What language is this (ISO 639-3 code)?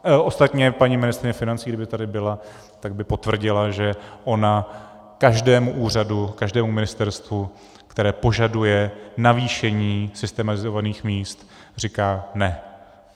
ces